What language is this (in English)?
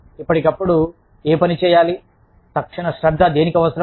Telugu